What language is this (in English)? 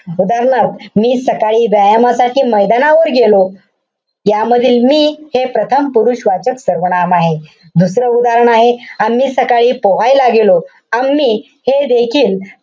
Marathi